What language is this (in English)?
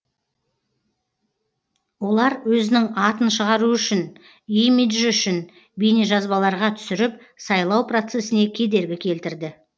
Kazakh